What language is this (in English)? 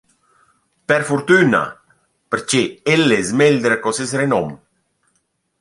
Romansh